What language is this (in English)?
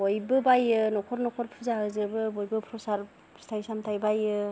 Bodo